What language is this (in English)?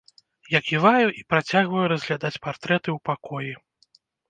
Belarusian